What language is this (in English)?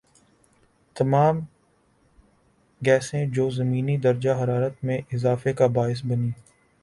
Urdu